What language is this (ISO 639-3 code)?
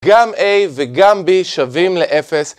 heb